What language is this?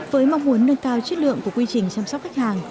Vietnamese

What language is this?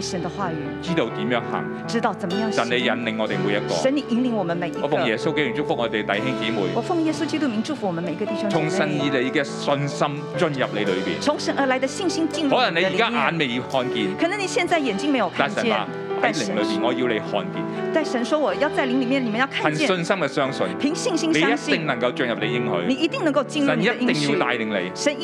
Chinese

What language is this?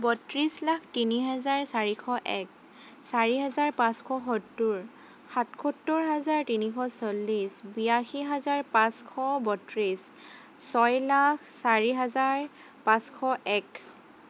Assamese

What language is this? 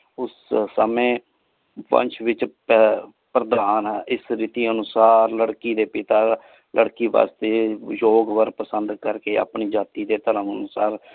Punjabi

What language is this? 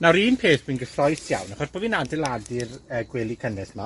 Welsh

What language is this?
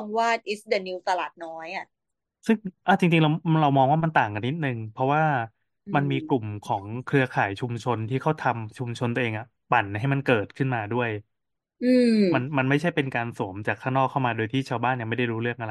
Thai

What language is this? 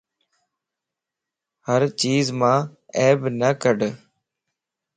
Lasi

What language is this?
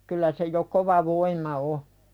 Finnish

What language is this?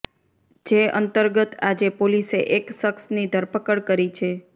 Gujarati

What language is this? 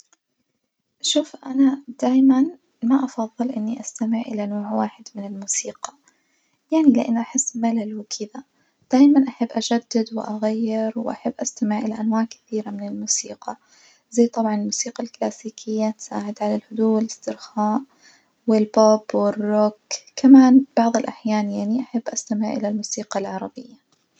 Najdi Arabic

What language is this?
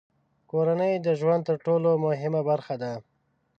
Pashto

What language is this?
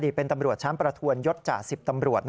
Thai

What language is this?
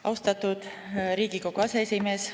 Estonian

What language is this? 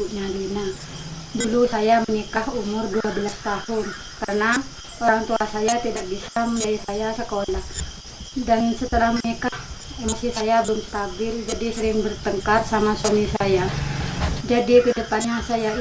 Italian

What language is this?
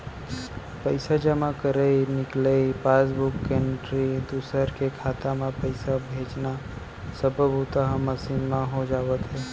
Chhattisgarhi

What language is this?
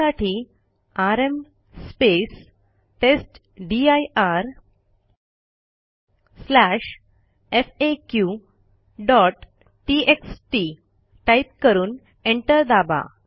Marathi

